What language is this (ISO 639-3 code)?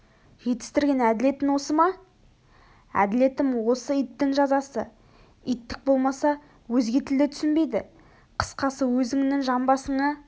kaz